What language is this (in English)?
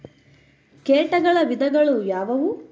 Kannada